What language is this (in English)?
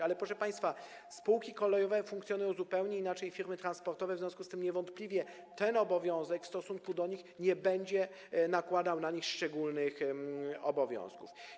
Polish